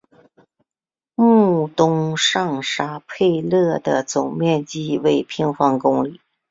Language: Chinese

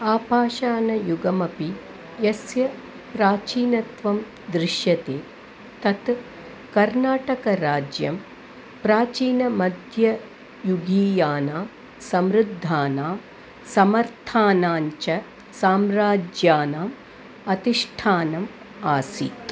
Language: Sanskrit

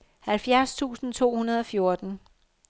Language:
Danish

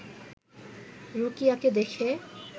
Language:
Bangla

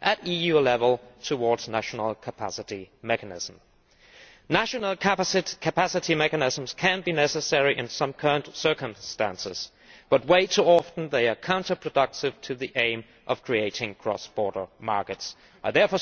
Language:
English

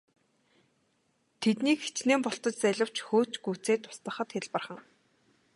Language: Mongolian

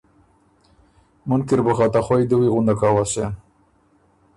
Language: Ormuri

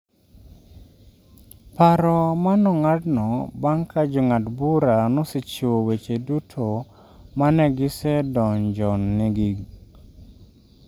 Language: Luo (Kenya and Tanzania)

